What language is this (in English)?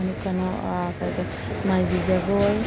Manipuri